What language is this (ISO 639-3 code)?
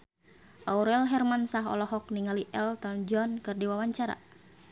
sun